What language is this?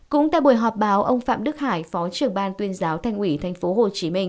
Vietnamese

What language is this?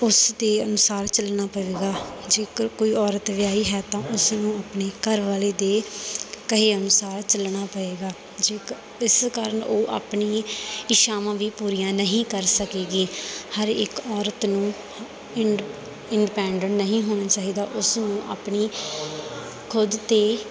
Punjabi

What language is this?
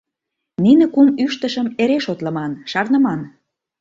Mari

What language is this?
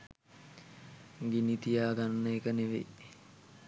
Sinhala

